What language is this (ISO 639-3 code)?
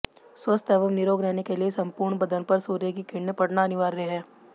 hin